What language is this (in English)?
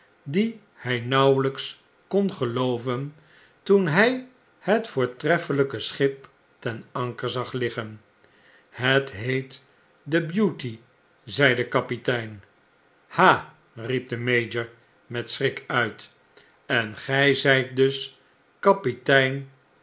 Dutch